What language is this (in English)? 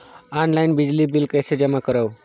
Chhattisgarhi